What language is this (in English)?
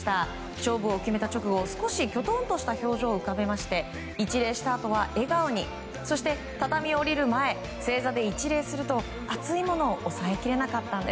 Japanese